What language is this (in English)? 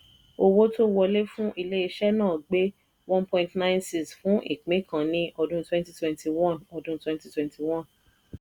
Yoruba